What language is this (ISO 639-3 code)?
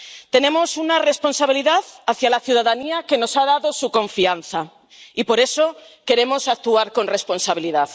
spa